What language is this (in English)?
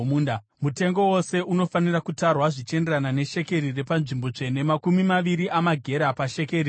Shona